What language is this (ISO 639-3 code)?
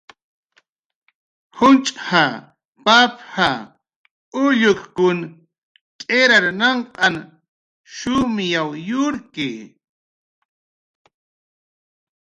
jqr